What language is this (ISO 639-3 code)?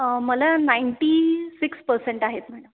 mar